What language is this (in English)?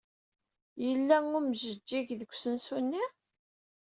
Kabyle